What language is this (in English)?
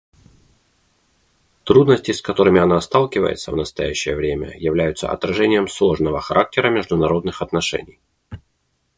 Russian